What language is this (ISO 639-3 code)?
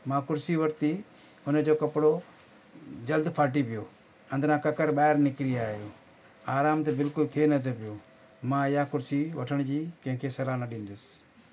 snd